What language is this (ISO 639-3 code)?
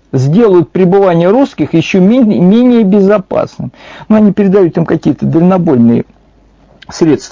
rus